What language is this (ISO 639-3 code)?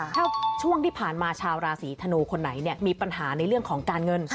tha